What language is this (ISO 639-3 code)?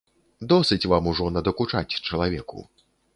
bel